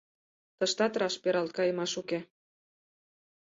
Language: Mari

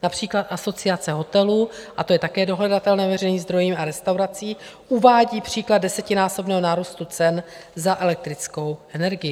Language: Czech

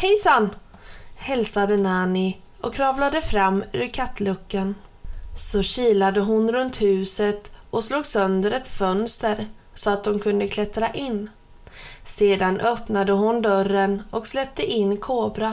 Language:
Swedish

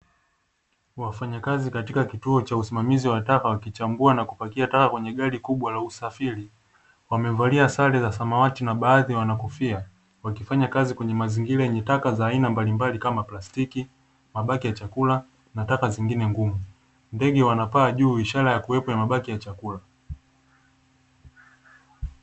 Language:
Swahili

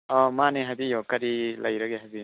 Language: Manipuri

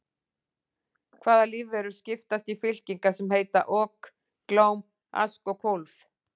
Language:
Icelandic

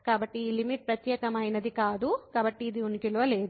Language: Telugu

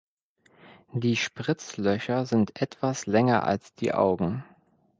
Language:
German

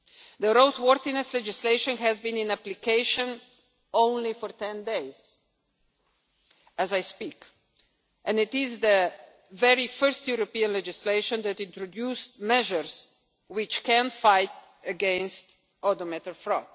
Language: English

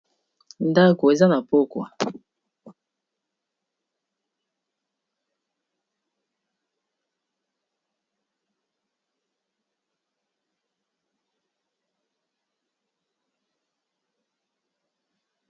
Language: Lingala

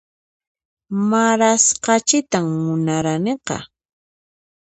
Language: Puno Quechua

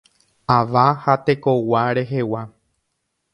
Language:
Guarani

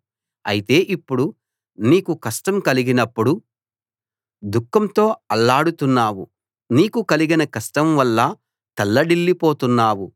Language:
Telugu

